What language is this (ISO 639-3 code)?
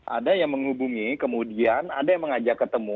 ind